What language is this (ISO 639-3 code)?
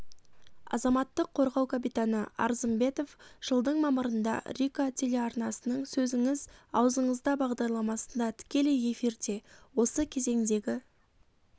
kaz